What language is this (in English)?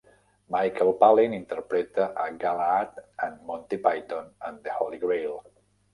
Catalan